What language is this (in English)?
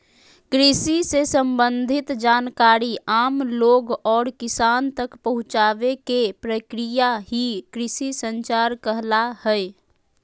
Magahi